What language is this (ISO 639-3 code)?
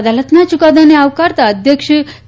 guj